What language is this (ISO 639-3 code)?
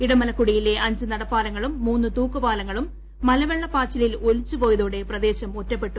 mal